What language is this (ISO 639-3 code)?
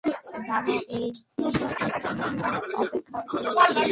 ben